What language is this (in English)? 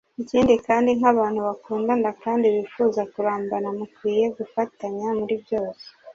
Kinyarwanda